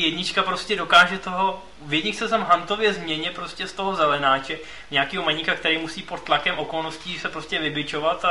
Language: Czech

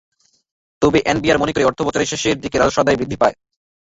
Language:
Bangla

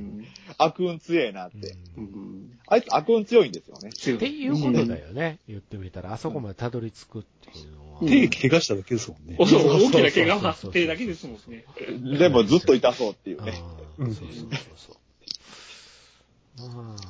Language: Japanese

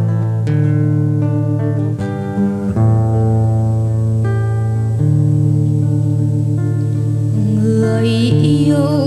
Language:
Vietnamese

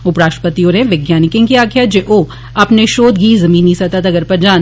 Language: Dogri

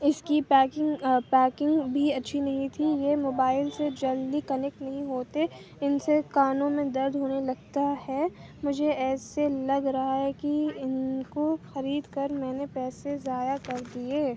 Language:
Urdu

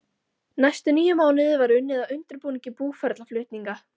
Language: Icelandic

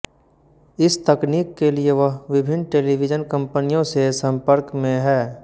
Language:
Hindi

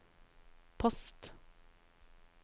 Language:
Norwegian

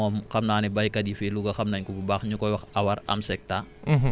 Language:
Wolof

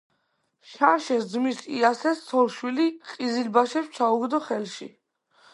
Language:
Georgian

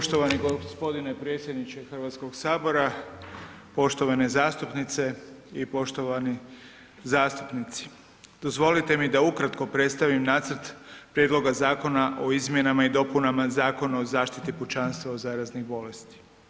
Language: Croatian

